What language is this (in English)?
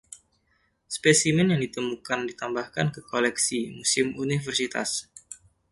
Indonesian